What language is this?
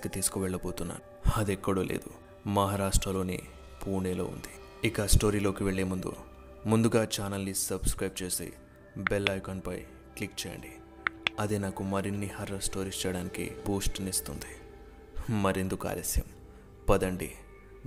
Telugu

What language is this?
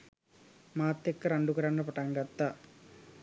Sinhala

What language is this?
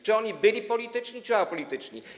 Polish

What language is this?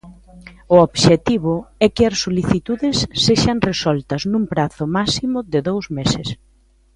Galician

